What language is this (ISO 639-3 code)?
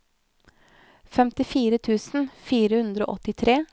nor